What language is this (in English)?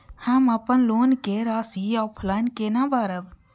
Maithili